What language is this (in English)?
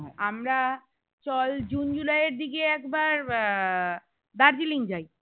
Bangla